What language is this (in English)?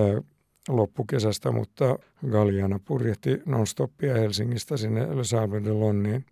Finnish